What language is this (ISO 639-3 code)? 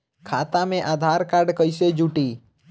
bho